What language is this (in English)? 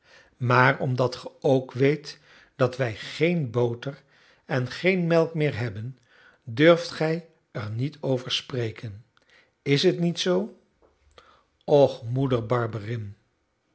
Dutch